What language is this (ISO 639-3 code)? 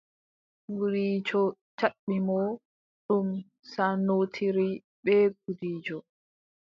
fub